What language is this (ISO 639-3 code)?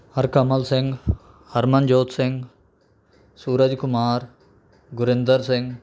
pan